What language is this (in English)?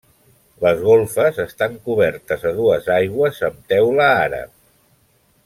Catalan